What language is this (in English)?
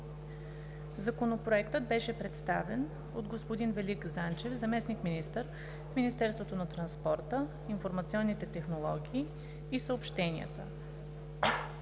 Bulgarian